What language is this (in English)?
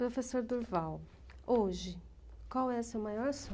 Portuguese